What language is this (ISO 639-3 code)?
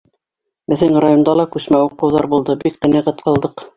bak